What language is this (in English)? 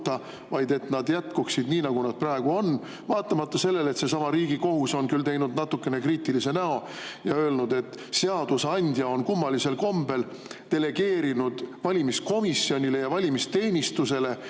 Estonian